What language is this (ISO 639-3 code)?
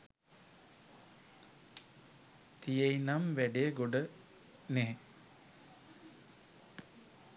sin